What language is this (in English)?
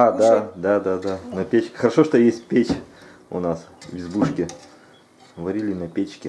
Russian